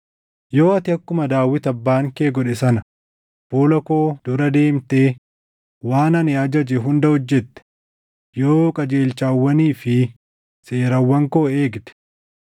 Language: Oromo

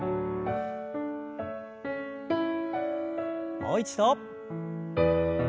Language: Japanese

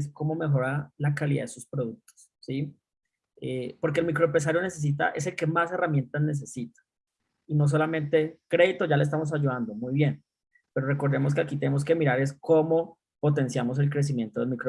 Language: Spanish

